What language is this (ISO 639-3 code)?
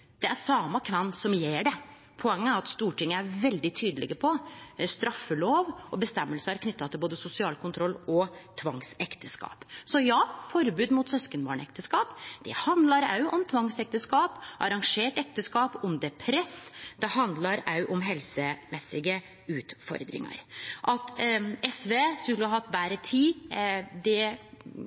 nno